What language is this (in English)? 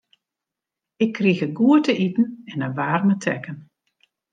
Western Frisian